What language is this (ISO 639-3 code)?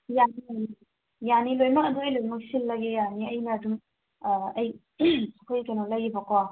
mni